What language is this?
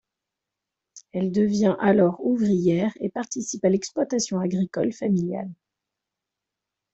French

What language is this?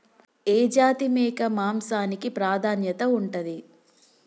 Telugu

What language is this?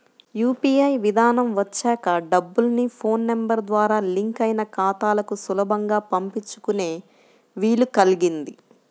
Telugu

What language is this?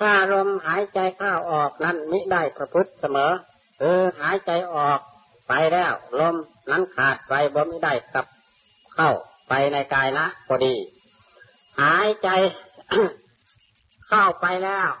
Thai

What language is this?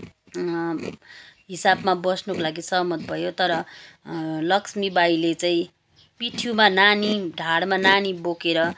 Nepali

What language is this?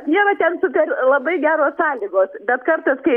Lithuanian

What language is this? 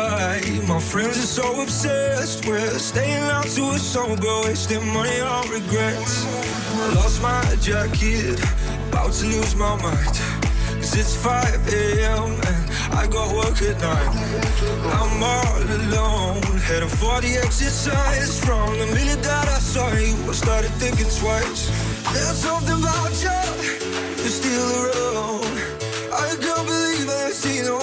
Danish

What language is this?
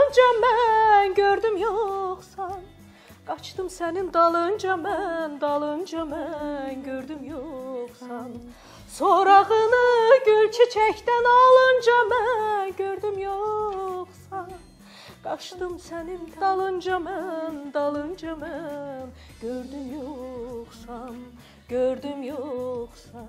Turkish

